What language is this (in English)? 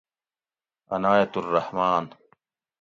Gawri